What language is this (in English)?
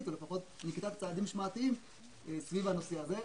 Hebrew